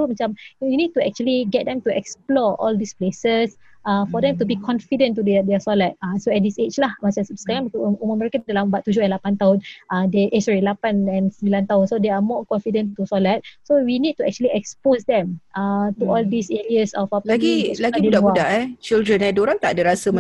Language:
Malay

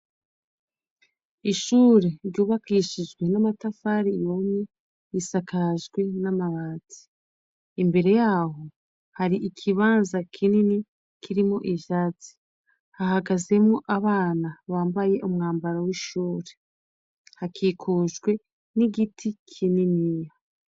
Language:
Rundi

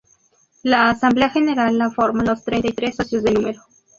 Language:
Spanish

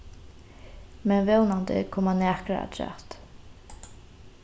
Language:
Faroese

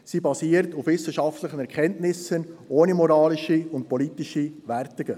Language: Swiss German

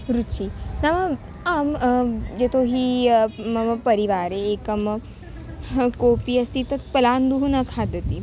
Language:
Sanskrit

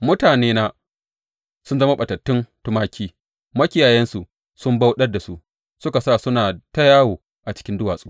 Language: Hausa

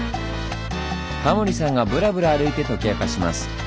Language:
Japanese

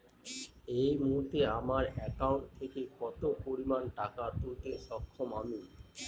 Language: Bangla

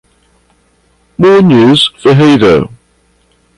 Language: Portuguese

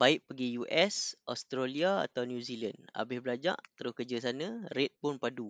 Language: Malay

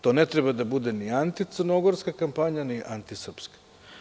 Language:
Serbian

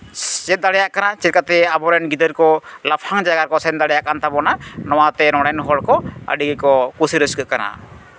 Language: Santali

